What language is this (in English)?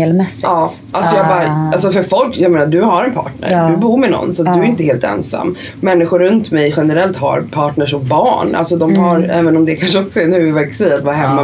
Swedish